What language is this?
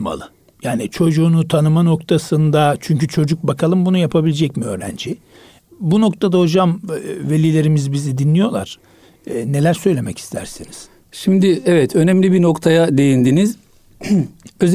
Turkish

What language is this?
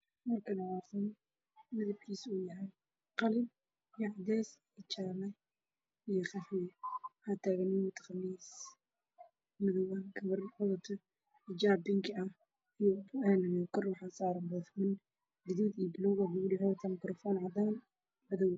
Somali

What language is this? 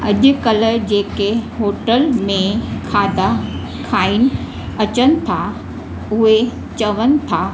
Sindhi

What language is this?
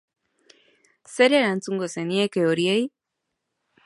Basque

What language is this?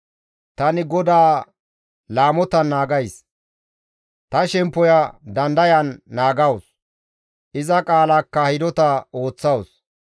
Gamo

